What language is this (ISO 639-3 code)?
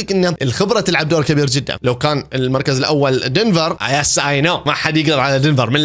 ara